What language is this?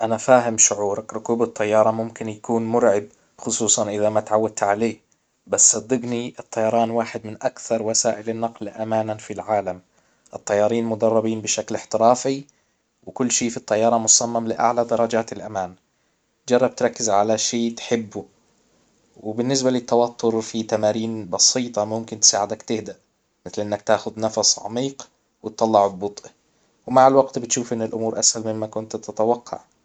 Hijazi Arabic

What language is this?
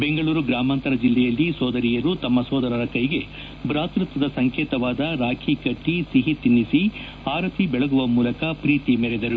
Kannada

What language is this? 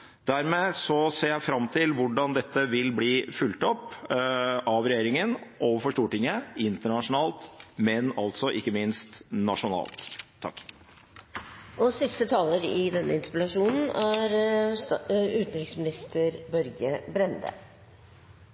Norwegian Bokmål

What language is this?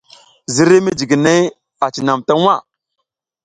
South Giziga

